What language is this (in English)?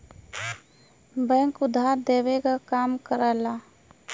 Bhojpuri